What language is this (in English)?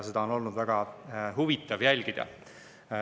Estonian